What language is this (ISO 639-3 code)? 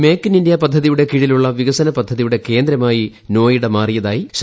mal